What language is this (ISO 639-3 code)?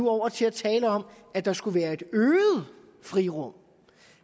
dan